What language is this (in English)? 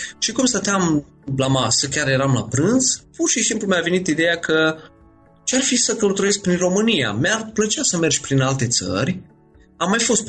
Romanian